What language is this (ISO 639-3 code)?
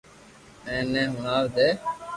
lrk